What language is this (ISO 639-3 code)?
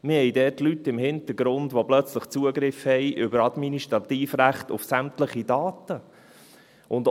gsw